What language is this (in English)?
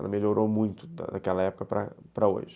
Portuguese